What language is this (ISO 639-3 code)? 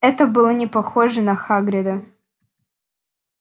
rus